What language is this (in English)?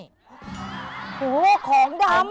Thai